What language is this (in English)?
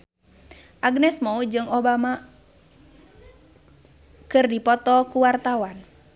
Sundanese